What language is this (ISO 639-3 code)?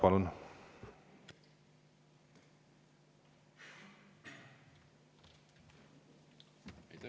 est